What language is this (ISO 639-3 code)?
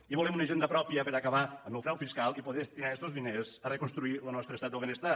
cat